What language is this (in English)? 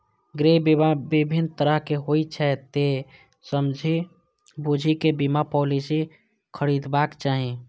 Maithili